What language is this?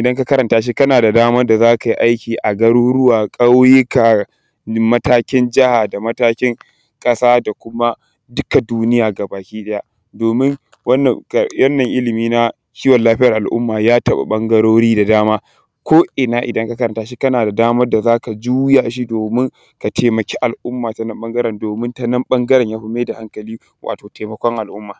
Hausa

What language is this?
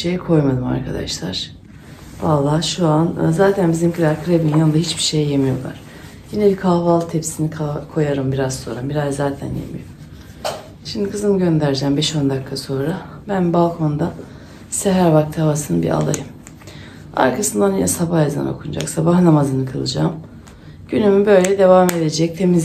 Turkish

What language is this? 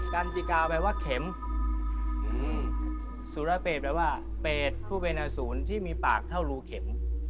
Thai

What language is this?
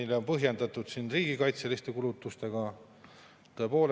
Estonian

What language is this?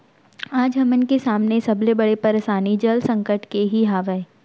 Chhattisgarhi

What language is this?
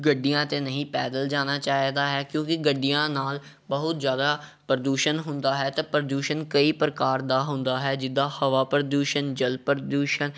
Punjabi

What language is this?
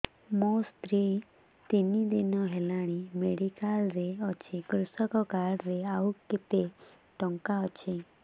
Odia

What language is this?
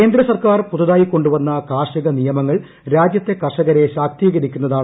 Malayalam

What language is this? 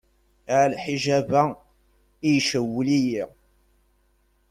Kabyle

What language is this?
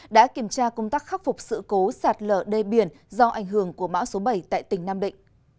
Vietnamese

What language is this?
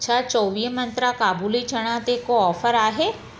Sindhi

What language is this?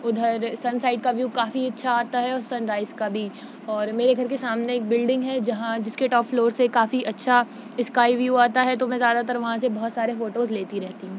Urdu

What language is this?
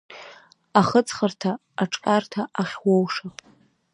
Abkhazian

